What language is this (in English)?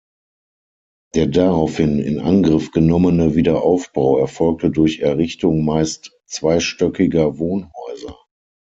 German